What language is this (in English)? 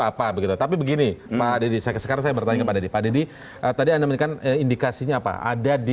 Indonesian